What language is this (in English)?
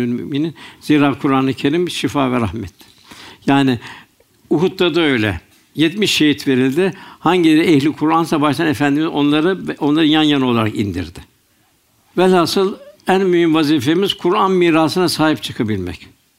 Turkish